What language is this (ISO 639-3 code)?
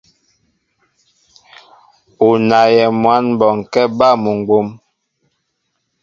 mbo